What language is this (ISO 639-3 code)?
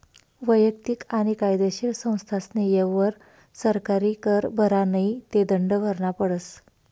mar